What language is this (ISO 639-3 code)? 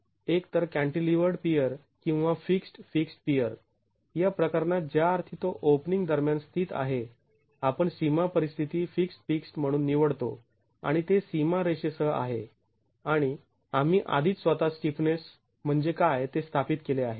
mar